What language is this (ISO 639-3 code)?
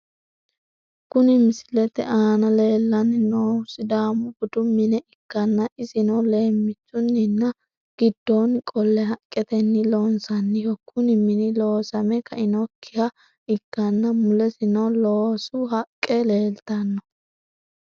sid